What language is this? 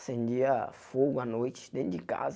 Portuguese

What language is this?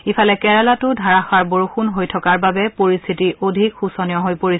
Assamese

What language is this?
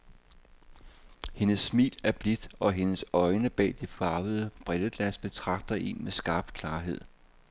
Danish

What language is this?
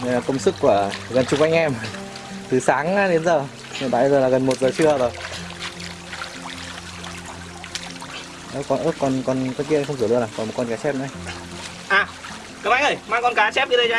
Vietnamese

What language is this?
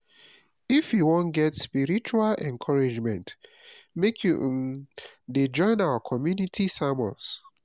Nigerian Pidgin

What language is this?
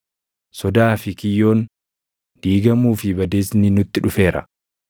Oromo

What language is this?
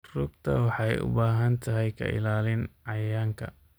Somali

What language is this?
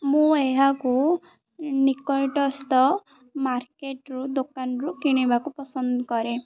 Odia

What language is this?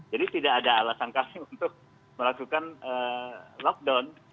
Indonesian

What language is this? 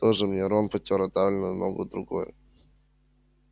Russian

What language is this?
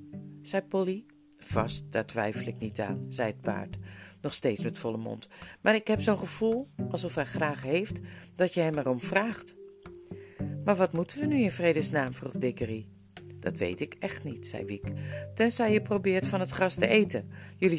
Dutch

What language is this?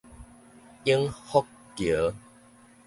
Min Nan Chinese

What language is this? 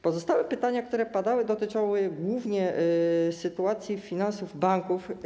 Polish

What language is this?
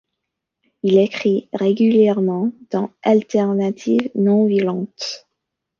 French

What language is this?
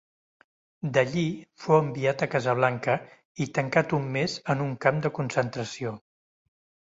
Catalan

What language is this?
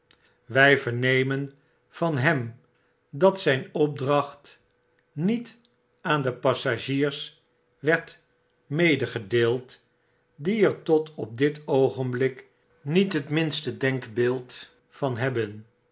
Dutch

